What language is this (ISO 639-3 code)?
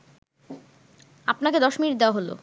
ben